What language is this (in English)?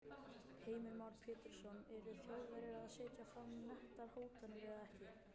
Icelandic